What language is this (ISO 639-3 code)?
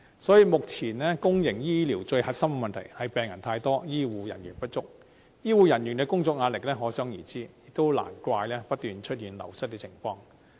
yue